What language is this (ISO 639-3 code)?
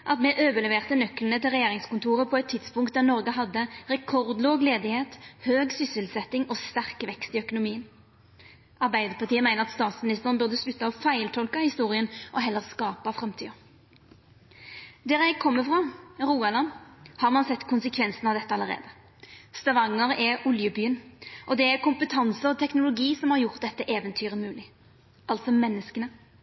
nno